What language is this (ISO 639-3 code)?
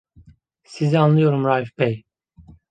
tur